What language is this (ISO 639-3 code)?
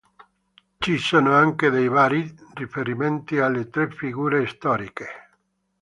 ita